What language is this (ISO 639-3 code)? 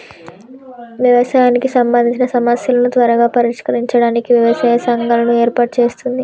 tel